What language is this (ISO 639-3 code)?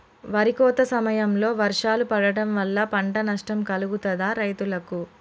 tel